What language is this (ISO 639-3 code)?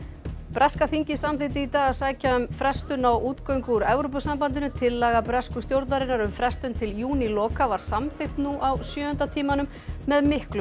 isl